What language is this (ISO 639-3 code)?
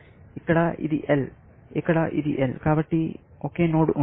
tel